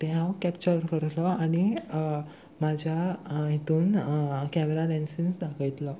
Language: Konkani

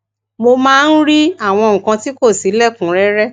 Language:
Yoruba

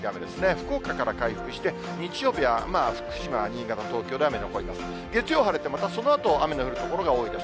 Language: Japanese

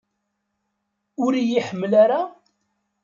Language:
Kabyle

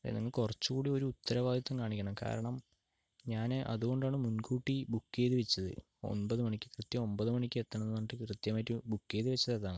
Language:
Malayalam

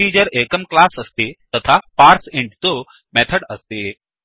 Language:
Sanskrit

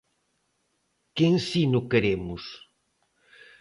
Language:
Galician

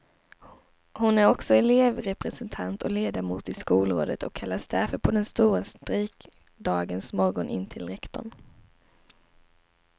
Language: Swedish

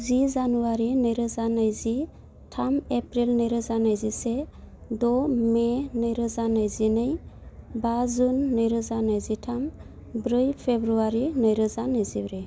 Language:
Bodo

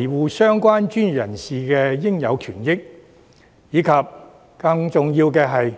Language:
Cantonese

